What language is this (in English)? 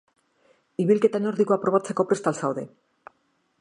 Basque